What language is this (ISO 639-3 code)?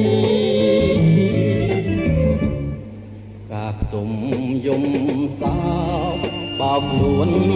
ind